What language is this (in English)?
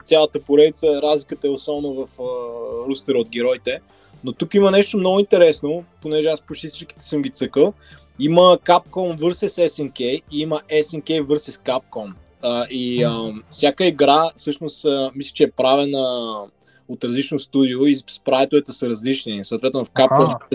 Bulgarian